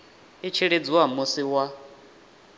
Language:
Venda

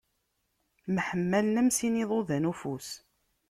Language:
Kabyle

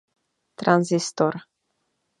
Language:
Czech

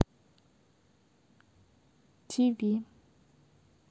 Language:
Russian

